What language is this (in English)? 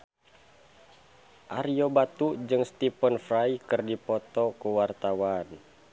Sundanese